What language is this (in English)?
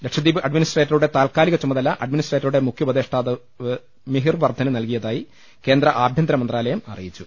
Malayalam